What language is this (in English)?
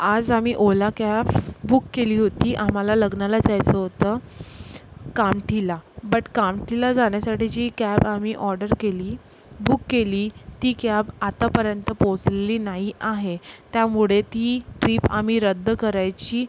Marathi